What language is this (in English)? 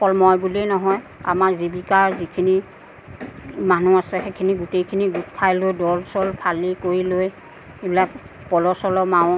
Assamese